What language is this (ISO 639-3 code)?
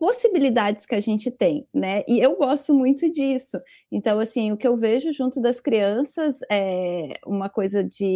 por